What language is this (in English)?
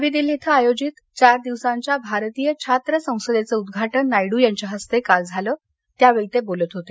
Marathi